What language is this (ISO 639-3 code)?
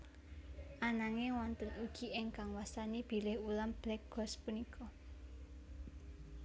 jav